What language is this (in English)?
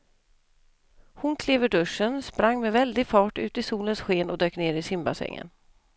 Swedish